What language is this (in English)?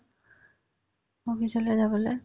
Assamese